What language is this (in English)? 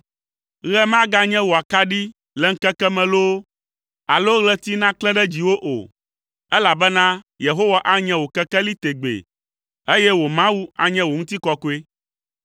Ewe